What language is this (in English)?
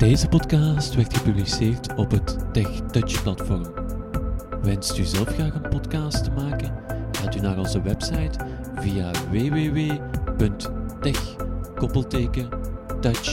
Dutch